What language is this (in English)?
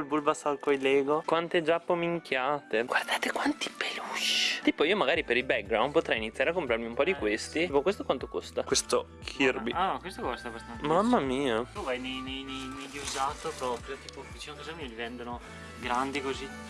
Italian